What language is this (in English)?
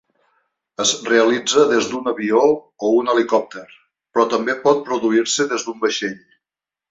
Catalan